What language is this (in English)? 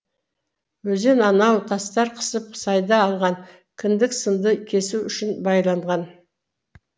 Kazakh